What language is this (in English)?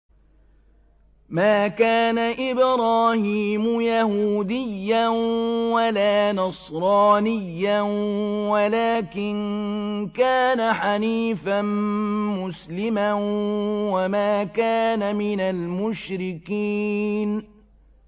Arabic